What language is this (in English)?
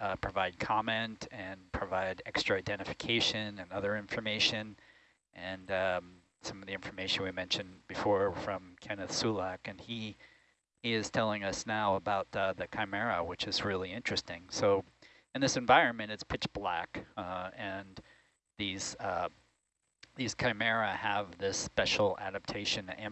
English